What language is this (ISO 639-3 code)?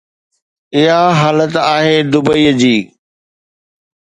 snd